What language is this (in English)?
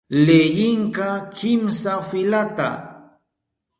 Southern Pastaza Quechua